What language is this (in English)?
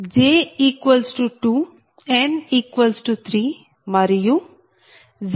Telugu